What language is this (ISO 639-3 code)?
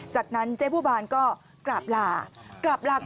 tha